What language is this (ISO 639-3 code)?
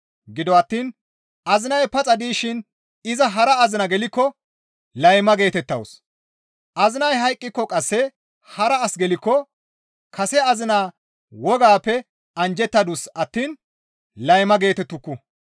gmv